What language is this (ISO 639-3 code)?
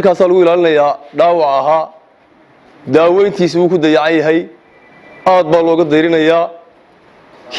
ara